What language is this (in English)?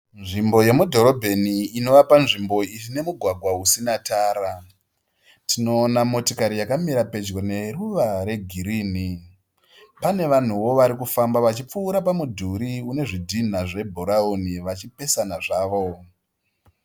Shona